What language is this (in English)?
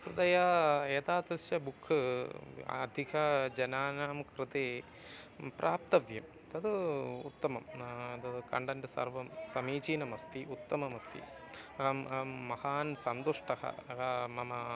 Sanskrit